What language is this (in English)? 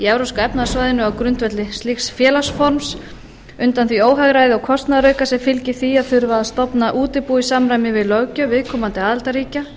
Icelandic